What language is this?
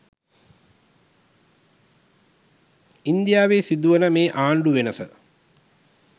Sinhala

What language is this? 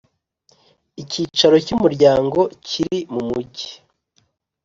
Kinyarwanda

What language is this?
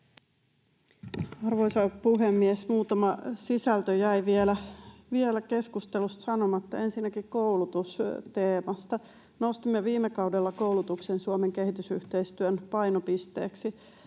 Finnish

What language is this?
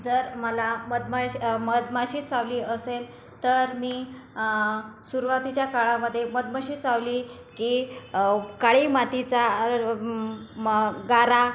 Marathi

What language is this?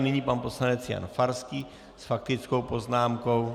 Czech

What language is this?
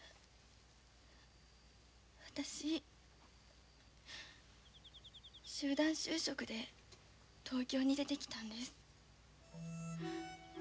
Japanese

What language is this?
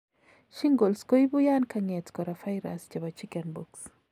Kalenjin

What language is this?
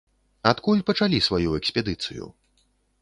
Belarusian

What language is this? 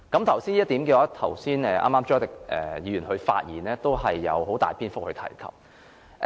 Cantonese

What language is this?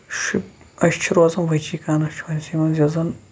Kashmiri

